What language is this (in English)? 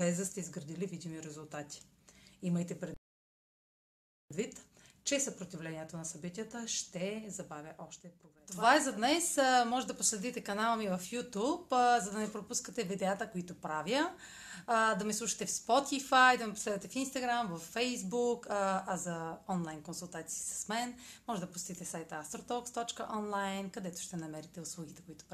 Bulgarian